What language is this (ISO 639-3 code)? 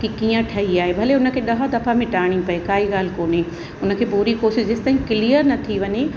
snd